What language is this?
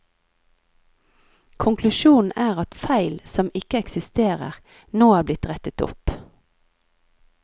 Norwegian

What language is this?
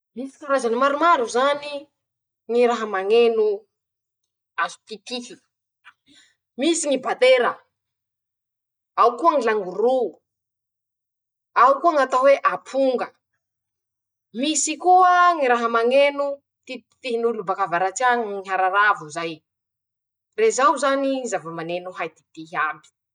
Masikoro Malagasy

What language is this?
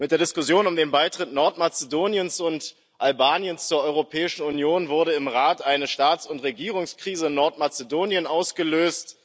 German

